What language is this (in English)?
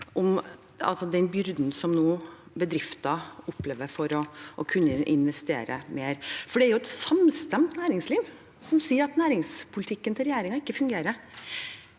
Norwegian